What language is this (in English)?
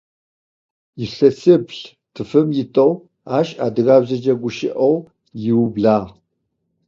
Adyghe